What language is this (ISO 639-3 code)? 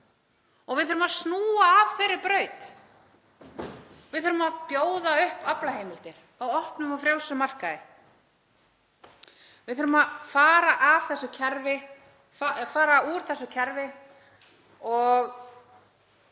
isl